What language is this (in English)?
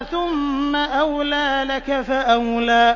Arabic